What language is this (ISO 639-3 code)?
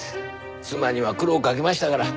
jpn